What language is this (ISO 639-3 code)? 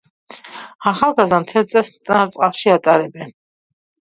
kat